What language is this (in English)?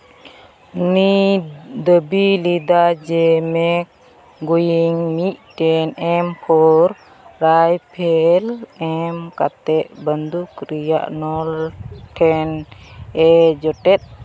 Santali